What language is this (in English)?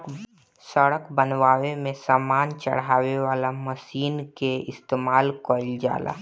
Bhojpuri